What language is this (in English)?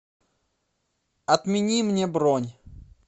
Russian